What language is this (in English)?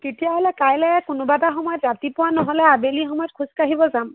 Assamese